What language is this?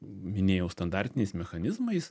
Lithuanian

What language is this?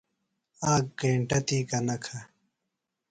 Phalura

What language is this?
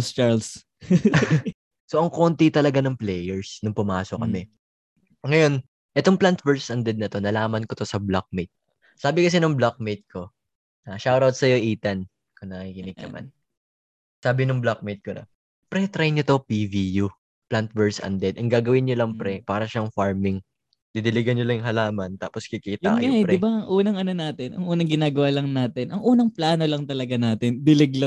Filipino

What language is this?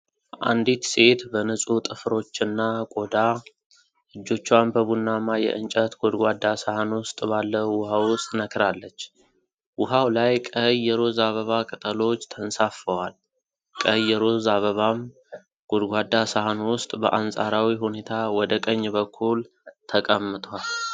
Amharic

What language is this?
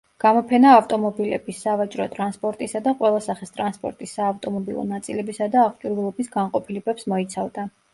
Georgian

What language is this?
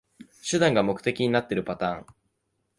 Japanese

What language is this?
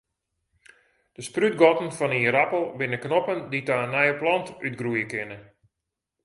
Western Frisian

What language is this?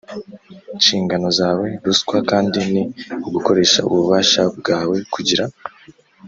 Kinyarwanda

